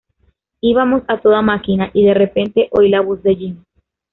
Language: Spanish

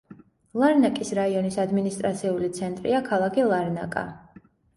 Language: Georgian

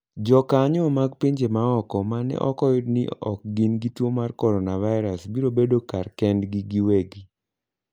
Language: Luo (Kenya and Tanzania)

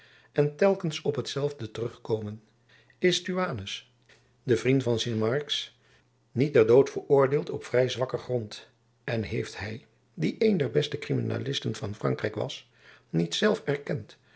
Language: Dutch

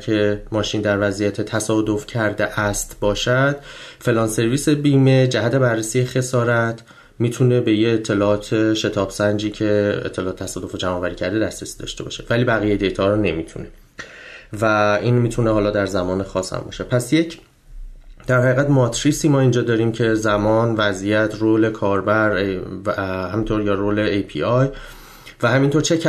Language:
Persian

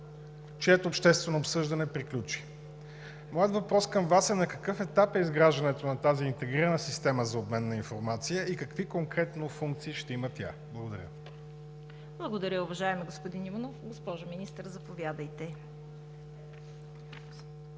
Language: Bulgarian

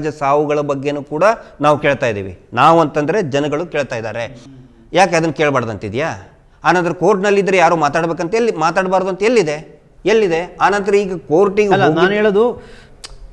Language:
Hindi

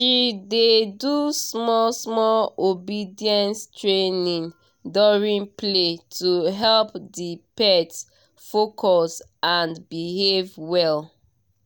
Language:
Nigerian Pidgin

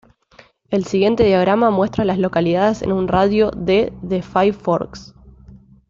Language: Spanish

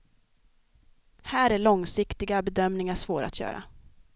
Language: Swedish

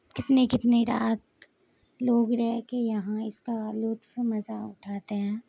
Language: Urdu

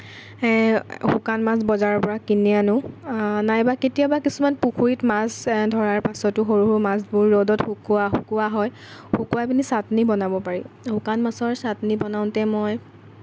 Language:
Assamese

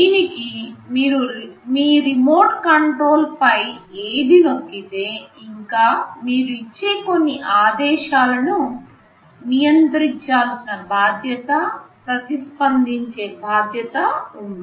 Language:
Telugu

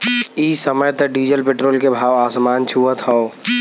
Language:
Bhojpuri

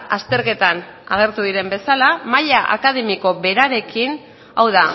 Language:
Basque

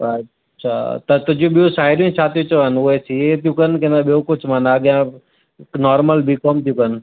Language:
Sindhi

